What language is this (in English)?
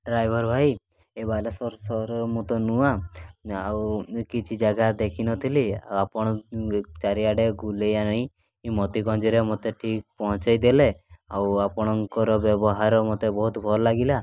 Odia